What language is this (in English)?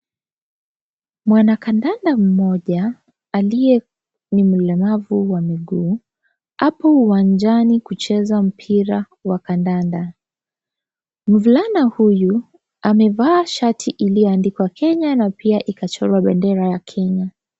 Swahili